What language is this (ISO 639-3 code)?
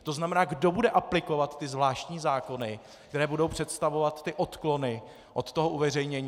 ces